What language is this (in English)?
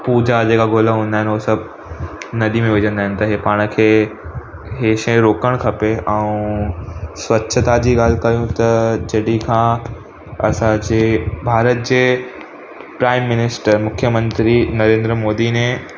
Sindhi